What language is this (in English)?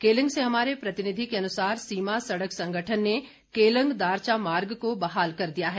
Hindi